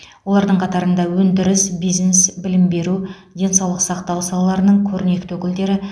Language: Kazakh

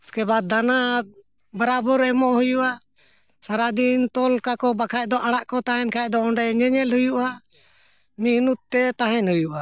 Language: Santali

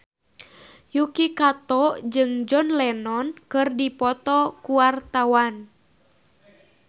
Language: Sundanese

